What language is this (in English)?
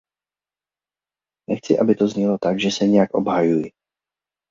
Czech